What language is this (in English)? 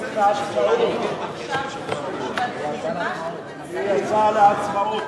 Hebrew